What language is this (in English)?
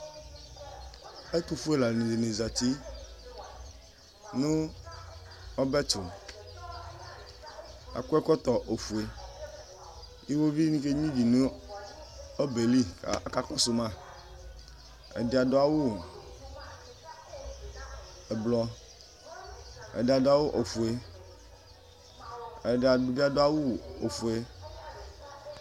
Ikposo